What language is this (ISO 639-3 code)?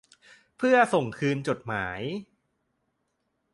tha